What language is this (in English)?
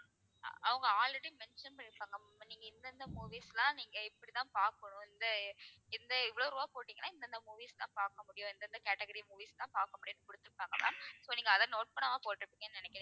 Tamil